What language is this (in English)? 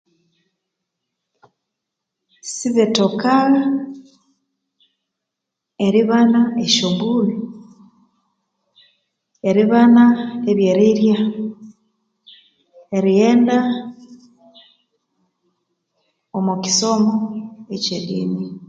Konzo